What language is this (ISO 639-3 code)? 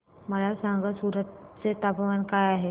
mar